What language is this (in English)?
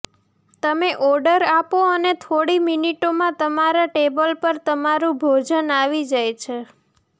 Gujarati